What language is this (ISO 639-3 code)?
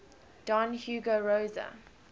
eng